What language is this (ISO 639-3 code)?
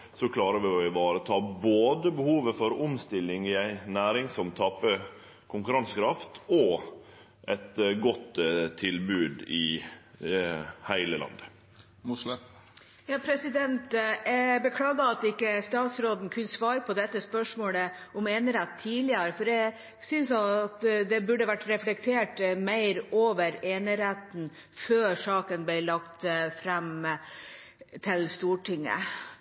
nor